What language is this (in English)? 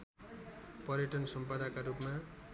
Nepali